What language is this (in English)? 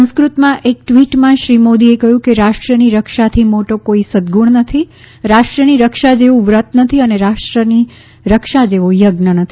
Gujarati